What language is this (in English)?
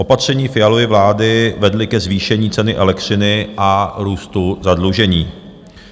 Czech